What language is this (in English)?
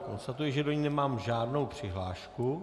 Czech